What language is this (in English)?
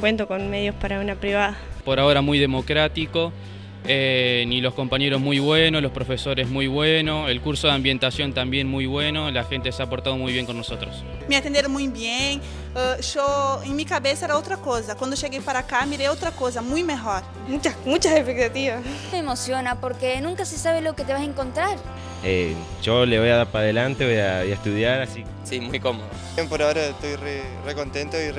Spanish